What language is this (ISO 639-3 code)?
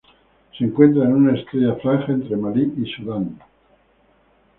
spa